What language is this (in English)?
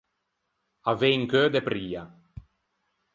Ligurian